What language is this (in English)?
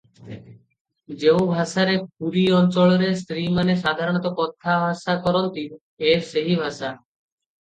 Odia